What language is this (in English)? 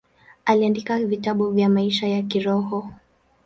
Swahili